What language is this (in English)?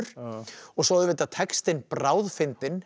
Icelandic